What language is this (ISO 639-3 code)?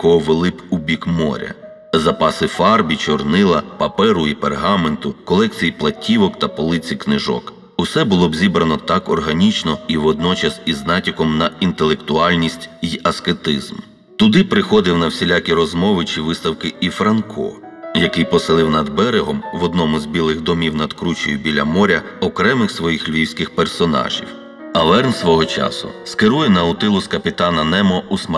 ukr